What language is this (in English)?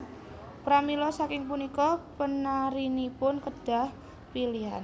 Javanese